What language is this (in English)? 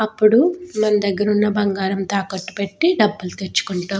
Telugu